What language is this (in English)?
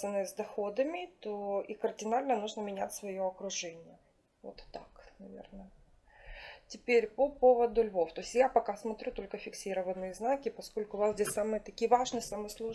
Russian